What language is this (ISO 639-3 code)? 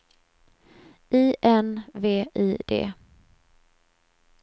swe